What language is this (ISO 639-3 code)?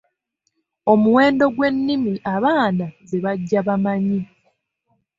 lug